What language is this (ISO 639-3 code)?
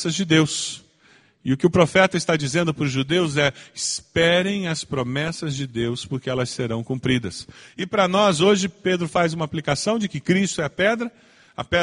por